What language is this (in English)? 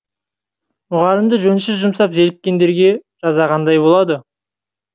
Kazakh